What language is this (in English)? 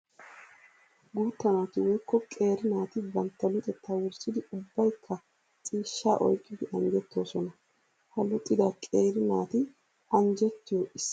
Wolaytta